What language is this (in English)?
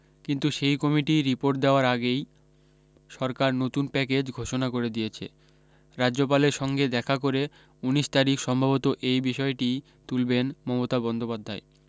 Bangla